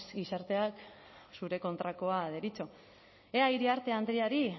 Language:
Basque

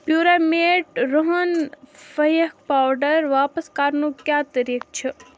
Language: Kashmiri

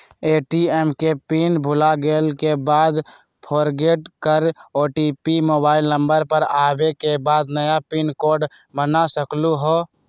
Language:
Magahi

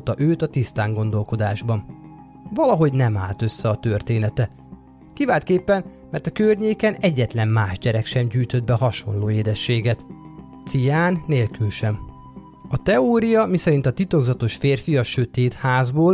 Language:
Hungarian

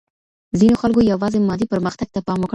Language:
Pashto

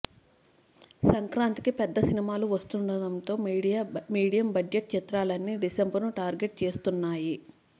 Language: Telugu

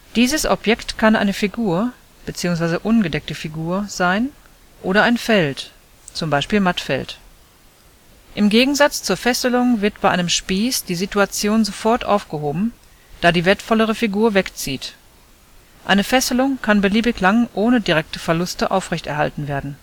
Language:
German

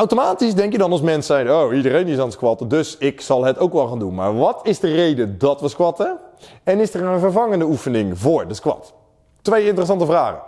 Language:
Dutch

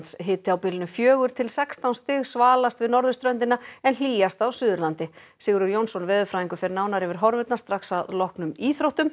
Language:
Icelandic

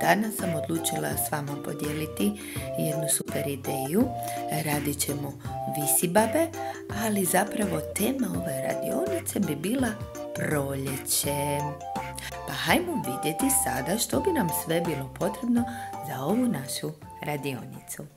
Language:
Japanese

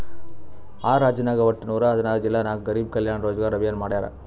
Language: Kannada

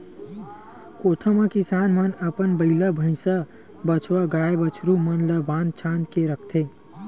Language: Chhattisgarhi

